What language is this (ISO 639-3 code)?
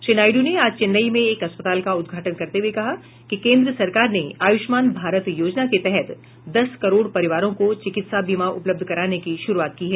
hin